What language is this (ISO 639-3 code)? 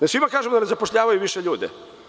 srp